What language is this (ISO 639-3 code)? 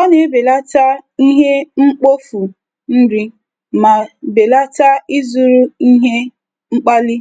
ibo